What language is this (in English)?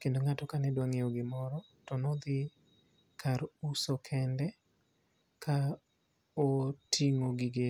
Luo (Kenya and Tanzania)